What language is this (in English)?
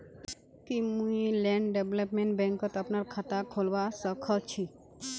Magahi